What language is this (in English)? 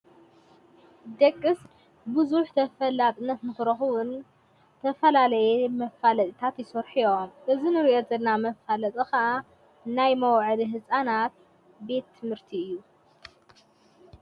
Tigrinya